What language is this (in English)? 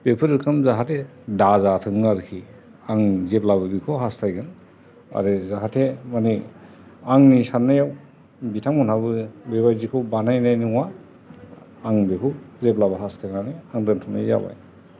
Bodo